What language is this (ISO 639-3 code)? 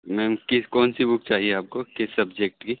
urd